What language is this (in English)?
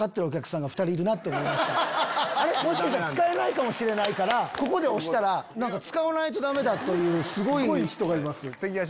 Japanese